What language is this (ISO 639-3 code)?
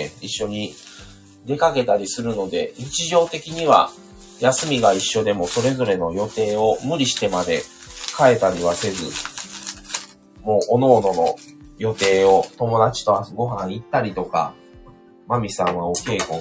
jpn